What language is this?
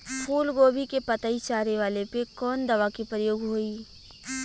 Bhojpuri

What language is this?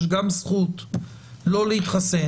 Hebrew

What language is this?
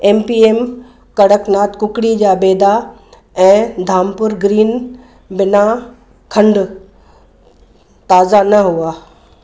Sindhi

